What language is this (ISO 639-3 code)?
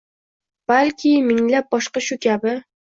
uzb